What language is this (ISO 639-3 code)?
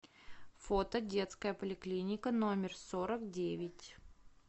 rus